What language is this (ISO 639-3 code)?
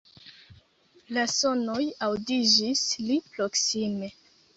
epo